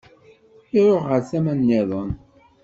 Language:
Kabyle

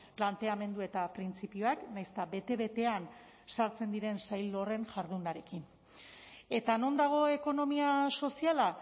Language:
Basque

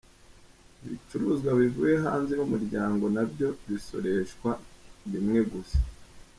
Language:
Kinyarwanda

